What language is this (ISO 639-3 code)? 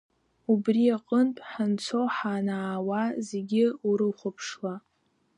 abk